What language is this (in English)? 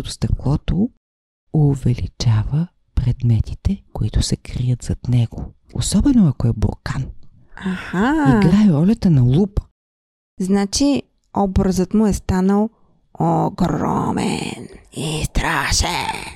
Bulgarian